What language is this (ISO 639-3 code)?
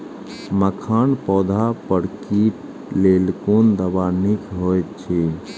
mai